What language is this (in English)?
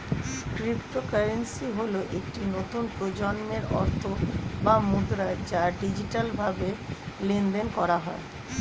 Bangla